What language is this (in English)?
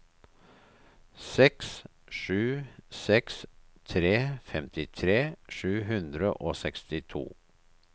Norwegian